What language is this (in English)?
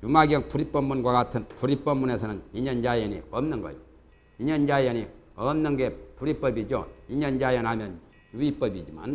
Korean